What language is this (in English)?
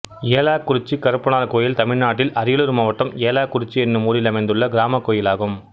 Tamil